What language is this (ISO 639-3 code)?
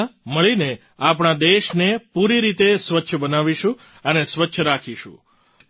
guj